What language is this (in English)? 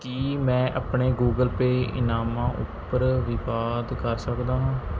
Punjabi